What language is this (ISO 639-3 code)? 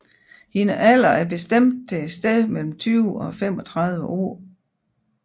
dan